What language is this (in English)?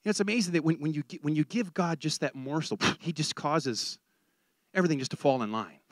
English